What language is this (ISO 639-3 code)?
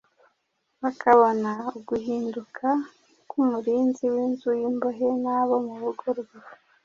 kin